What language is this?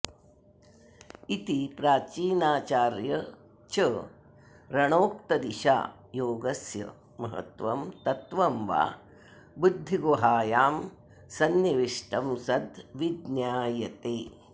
Sanskrit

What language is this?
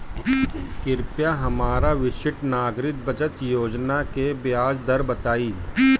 Bhojpuri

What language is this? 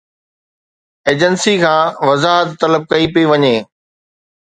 Sindhi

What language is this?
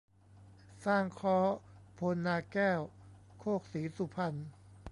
Thai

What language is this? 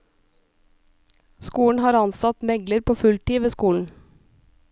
Norwegian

